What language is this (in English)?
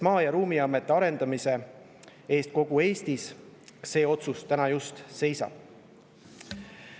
Estonian